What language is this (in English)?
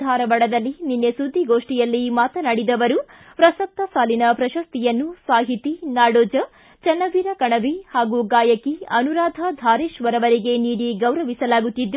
Kannada